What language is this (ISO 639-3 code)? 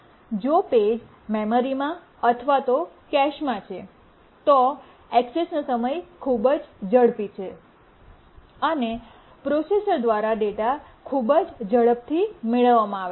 guj